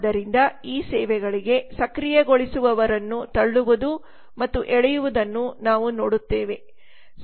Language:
Kannada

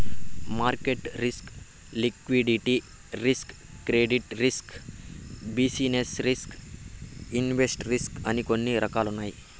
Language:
Telugu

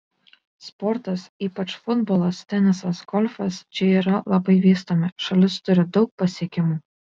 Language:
Lithuanian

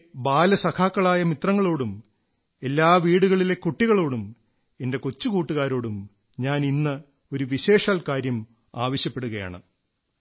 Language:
Malayalam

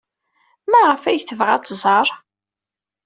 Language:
Kabyle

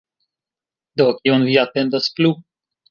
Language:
Esperanto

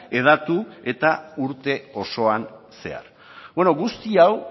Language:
Basque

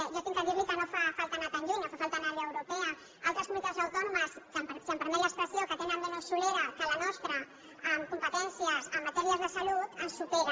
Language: Catalan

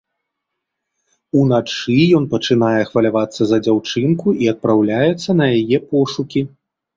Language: Belarusian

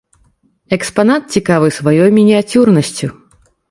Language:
Belarusian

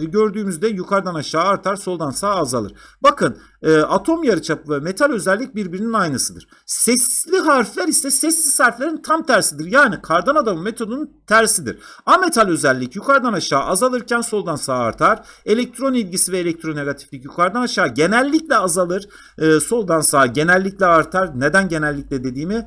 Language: Turkish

